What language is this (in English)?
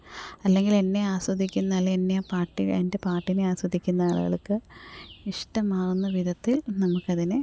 Malayalam